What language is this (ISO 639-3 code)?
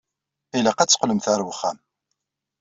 kab